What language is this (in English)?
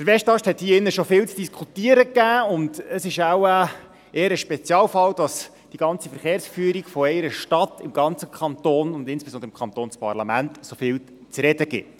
Swiss German